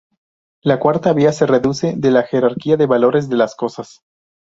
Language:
Spanish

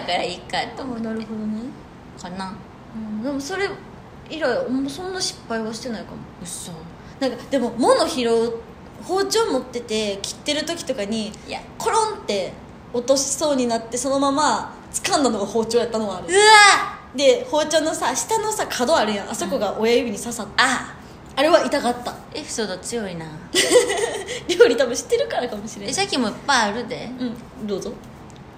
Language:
Japanese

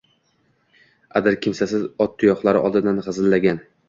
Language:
Uzbek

